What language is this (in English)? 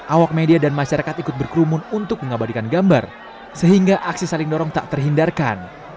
Indonesian